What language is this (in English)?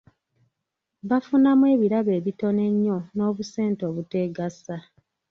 Ganda